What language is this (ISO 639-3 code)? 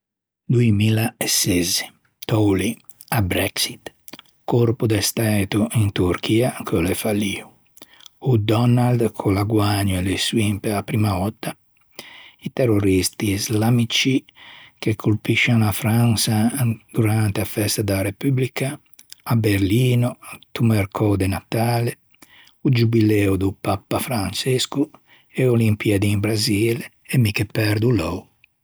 lij